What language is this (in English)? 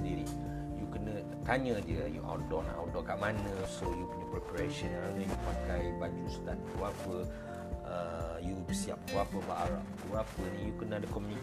Malay